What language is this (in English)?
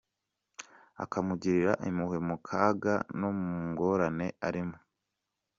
Kinyarwanda